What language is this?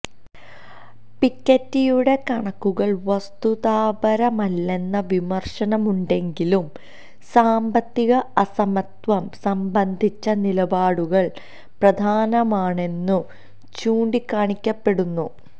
Malayalam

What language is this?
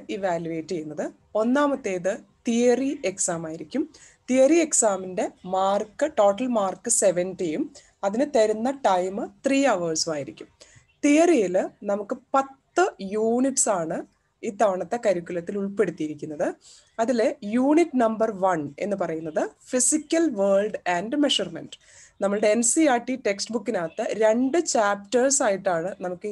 Turkish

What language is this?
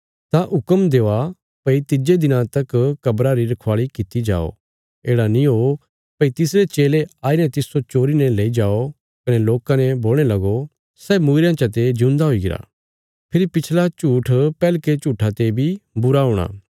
Bilaspuri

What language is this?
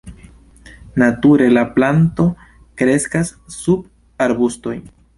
Esperanto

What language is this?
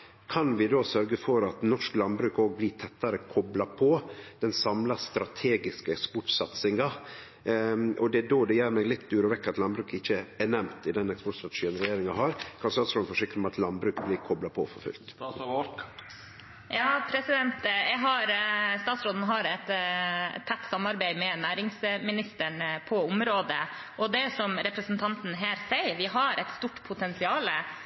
Norwegian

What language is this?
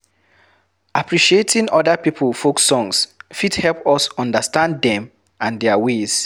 Nigerian Pidgin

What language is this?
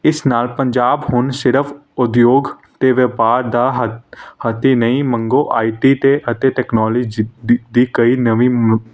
Punjabi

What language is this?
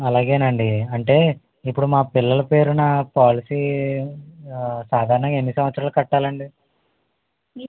Telugu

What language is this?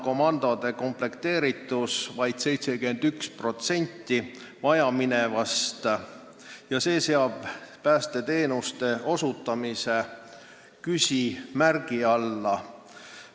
Estonian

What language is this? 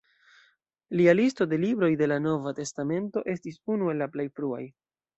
Esperanto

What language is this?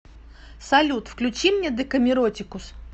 Russian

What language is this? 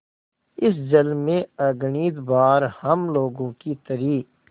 Hindi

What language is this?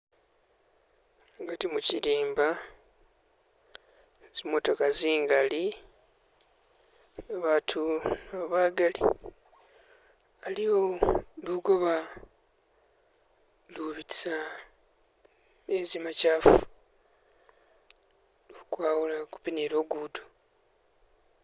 Masaaba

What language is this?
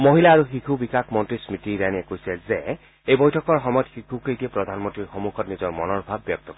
Assamese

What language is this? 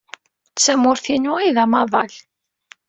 Kabyle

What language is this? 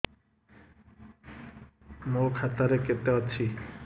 Odia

